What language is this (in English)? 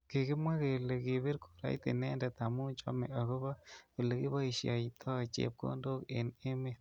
Kalenjin